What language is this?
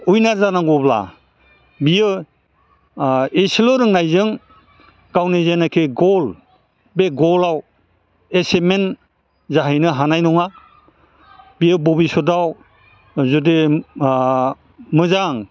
Bodo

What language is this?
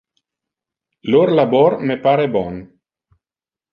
Interlingua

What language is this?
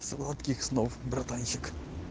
Russian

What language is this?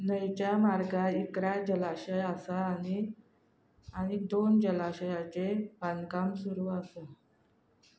Konkani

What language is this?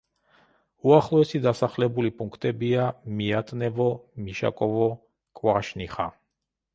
Georgian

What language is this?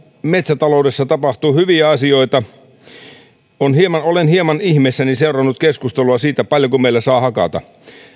Finnish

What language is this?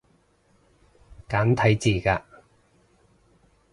Cantonese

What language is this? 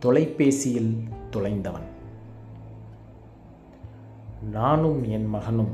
Tamil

